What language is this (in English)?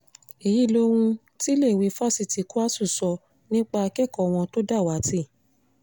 Yoruba